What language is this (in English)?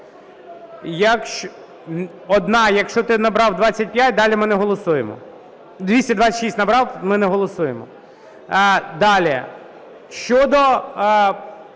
Ukrainian